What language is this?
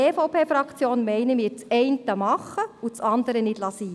Swiss German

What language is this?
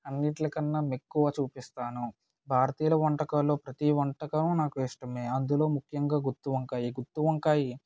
Telugu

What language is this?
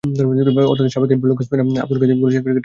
Bangla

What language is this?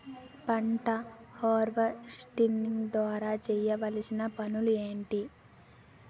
Telugu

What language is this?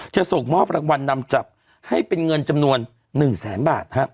Thai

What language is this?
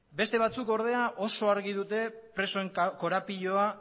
Basque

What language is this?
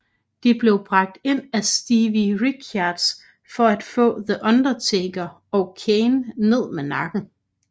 Danish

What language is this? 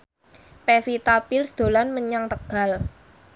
Javanese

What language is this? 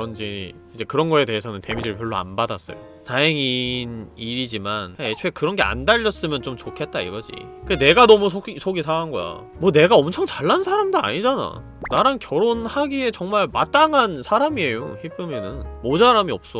Korean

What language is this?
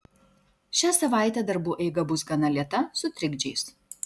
Lithuanian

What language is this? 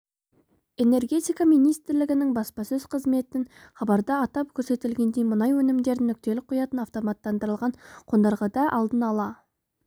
Kazakh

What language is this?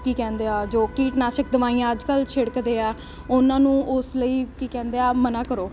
Punjabi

